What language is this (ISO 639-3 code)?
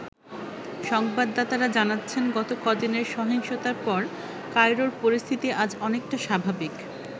ben